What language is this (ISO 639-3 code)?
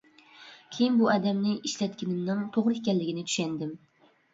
uig